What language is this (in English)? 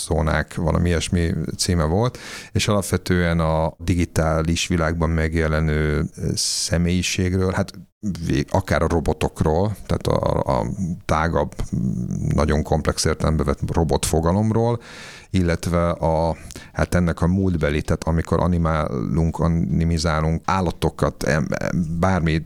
Hungarian